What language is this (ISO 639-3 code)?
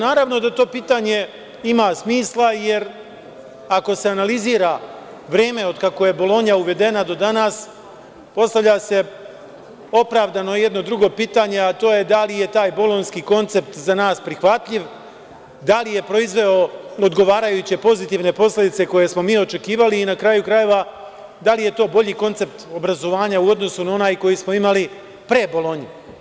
srp